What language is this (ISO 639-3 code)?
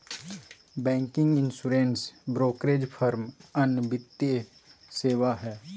mag